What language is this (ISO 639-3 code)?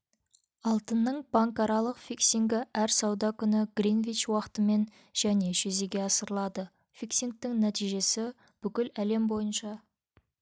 kaz